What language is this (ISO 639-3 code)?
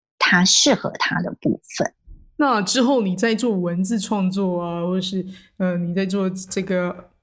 zho